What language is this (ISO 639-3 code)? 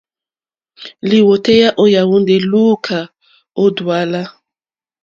bri